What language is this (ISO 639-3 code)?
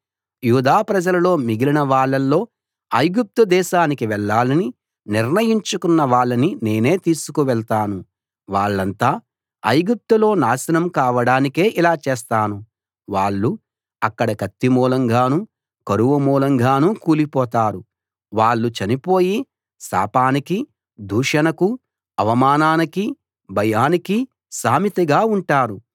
tel